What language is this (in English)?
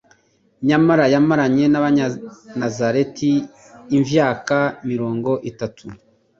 Kinyarwanda